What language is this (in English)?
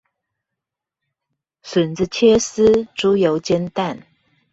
Chinese